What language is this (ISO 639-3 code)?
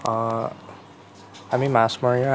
asm